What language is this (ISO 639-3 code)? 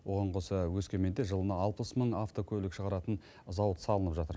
kaz